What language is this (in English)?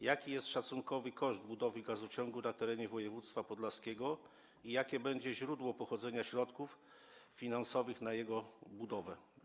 Polish